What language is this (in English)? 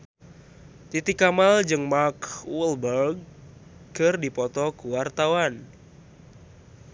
Sundanese